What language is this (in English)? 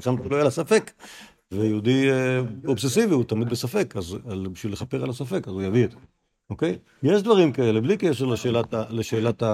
Hebrew